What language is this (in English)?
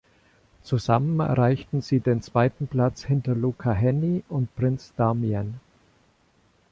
German